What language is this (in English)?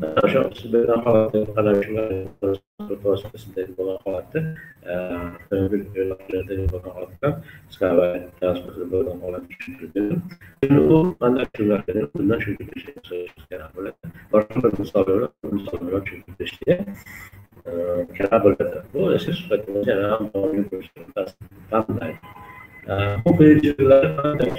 Turkish